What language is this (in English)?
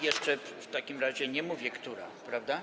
Polish